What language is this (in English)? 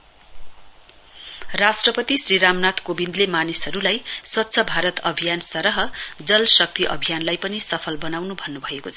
Nepali